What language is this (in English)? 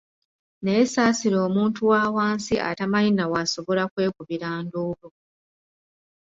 Ganda